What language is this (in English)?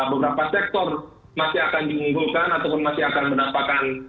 Indonesian